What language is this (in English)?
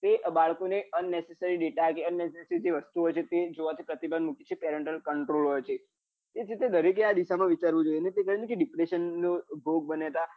Gujarati